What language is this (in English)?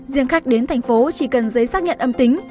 Vietnamese